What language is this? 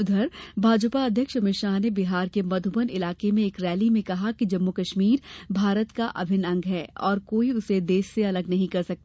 Hindi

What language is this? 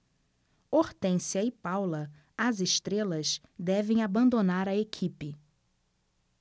Portuguese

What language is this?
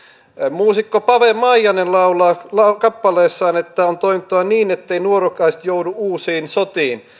Finnish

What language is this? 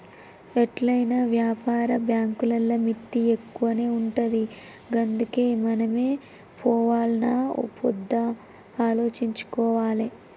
Telugu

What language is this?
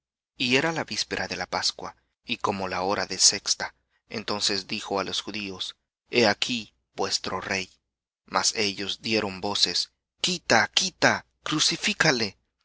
Spanish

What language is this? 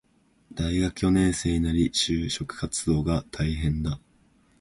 Japanese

